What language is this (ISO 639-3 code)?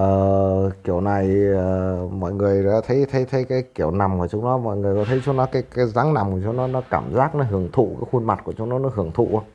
vie